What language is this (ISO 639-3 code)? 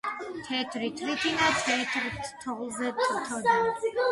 kat